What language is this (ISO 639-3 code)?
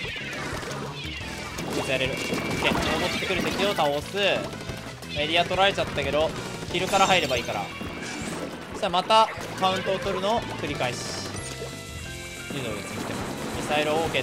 jpn